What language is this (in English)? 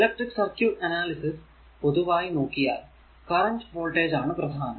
Malayalam